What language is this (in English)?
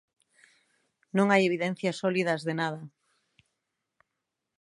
Galician